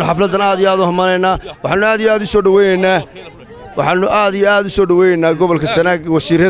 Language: Arabic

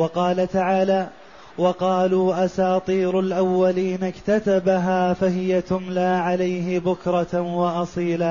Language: Arabic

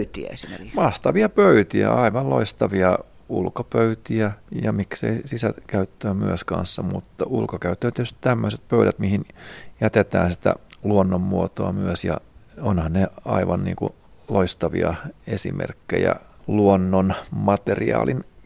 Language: Finnish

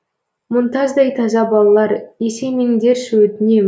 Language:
Kazakh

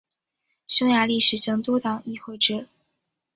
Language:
Chinese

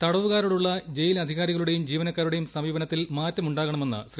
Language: Malayalam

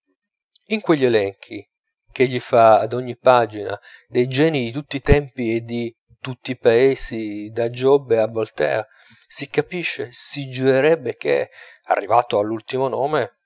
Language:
Italian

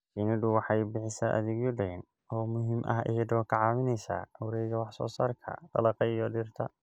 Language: Somali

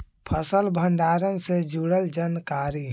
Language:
Magahi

